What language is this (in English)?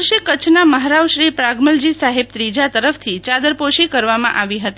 Gujarati